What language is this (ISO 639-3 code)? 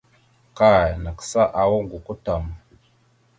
mxu